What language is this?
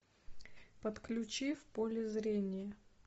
Russian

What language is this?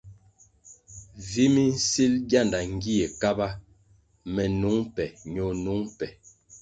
Kwasio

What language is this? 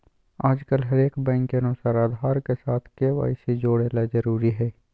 Magahi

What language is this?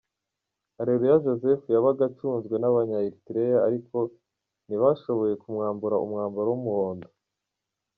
Kinyarwanda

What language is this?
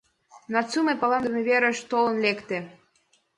Mari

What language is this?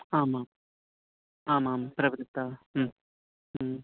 Sanskrit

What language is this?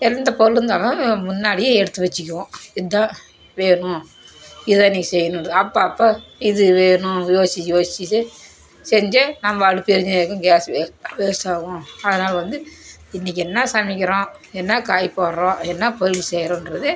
Tamil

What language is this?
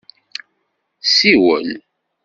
Kabyle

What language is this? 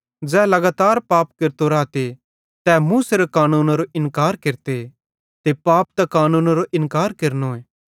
Bhadrawahi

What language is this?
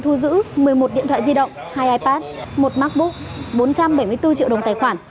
Vietnamese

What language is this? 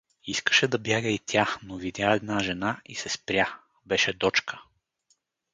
Bulgarian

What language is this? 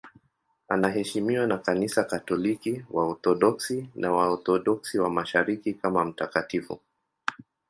Swahili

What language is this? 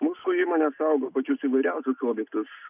Lithuanian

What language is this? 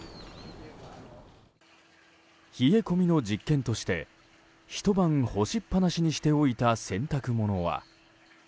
Japanese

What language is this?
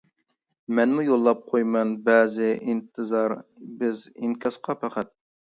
Uyghur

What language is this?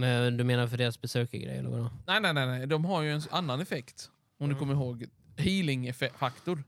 Swedish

